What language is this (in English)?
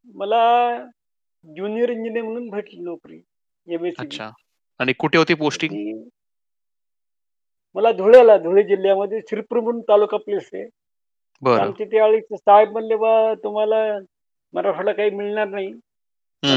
Marathi